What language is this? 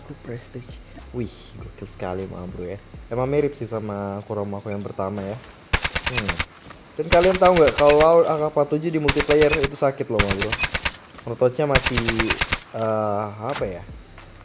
Indonesian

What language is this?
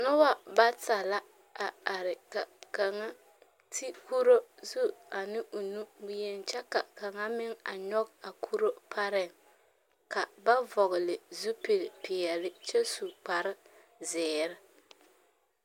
Southern Dagaare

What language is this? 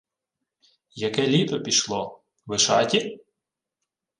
Ukrainian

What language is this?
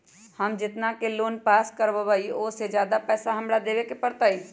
Magahi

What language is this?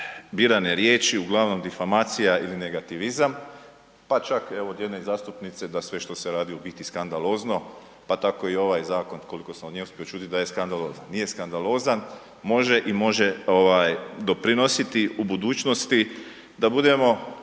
Croatian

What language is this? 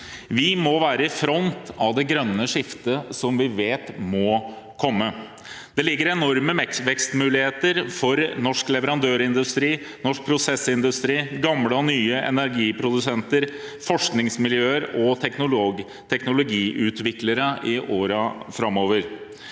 Norwegian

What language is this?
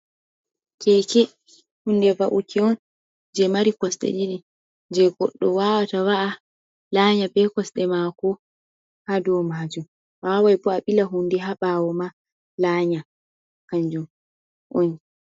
Fula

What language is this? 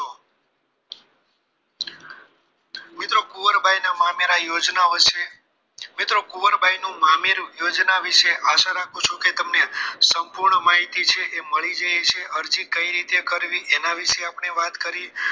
Gujarati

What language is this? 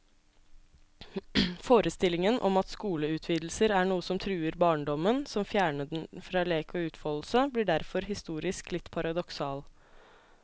Norwegian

